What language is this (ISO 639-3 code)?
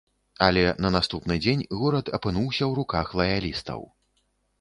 bel